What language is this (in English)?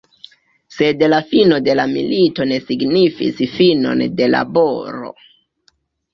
Esperanto